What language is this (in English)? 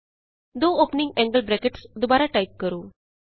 Punjabi